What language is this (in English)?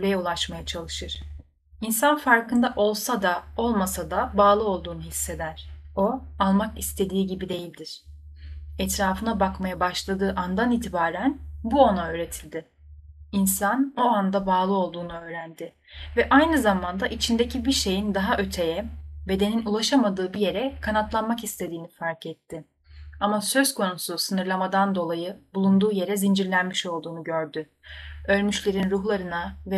Turkish